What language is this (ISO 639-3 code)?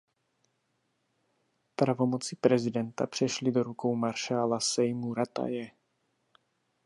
ces